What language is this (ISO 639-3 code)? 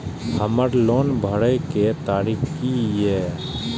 mai